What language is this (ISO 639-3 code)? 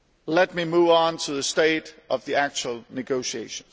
eng